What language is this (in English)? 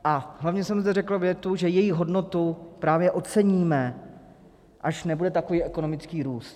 Czech